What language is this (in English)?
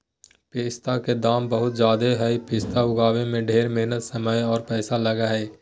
Magahi